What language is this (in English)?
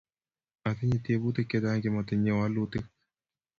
Kalenjin